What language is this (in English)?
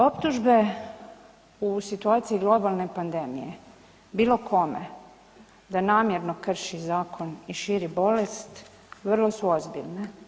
Croatian